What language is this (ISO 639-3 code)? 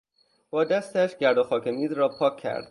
fas